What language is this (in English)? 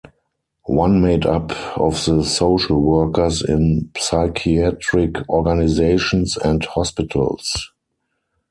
English